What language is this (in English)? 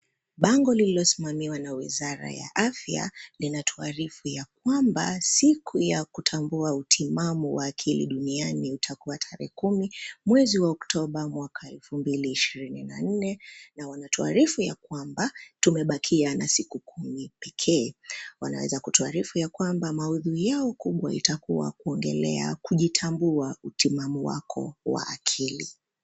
Swahili